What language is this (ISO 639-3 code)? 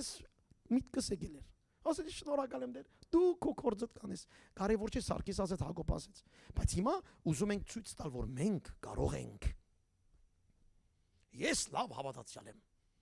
tur